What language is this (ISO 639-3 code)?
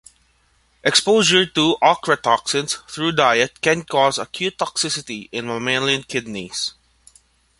eng